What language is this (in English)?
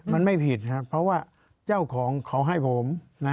Thai